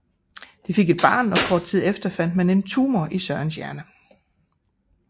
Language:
Danish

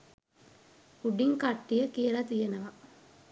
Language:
Sinhala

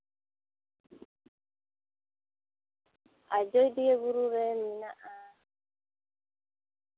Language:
Santali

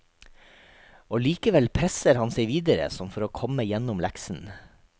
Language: Norwegian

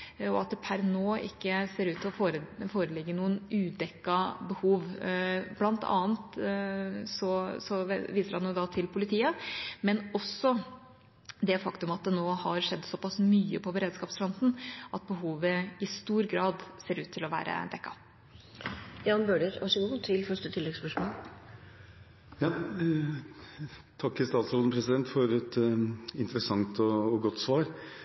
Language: Norwegian Bokmål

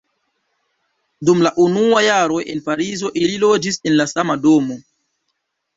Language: Esperanto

